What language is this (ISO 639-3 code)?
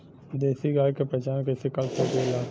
bho